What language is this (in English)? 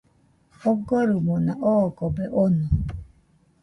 Nüpode Huitoto